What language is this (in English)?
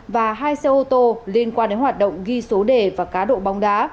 Vietnamese